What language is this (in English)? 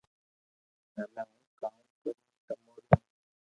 Loarki